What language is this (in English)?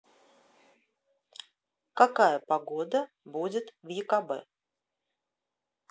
Russian